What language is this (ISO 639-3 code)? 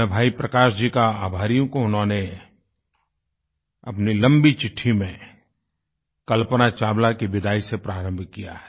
hin